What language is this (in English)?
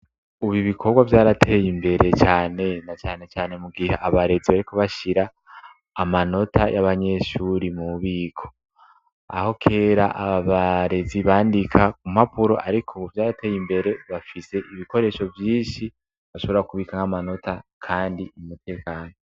Rundi